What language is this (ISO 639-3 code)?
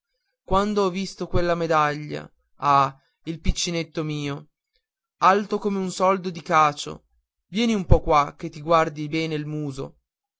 ita